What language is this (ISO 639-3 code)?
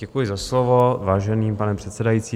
ces